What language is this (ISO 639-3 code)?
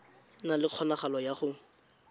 tsn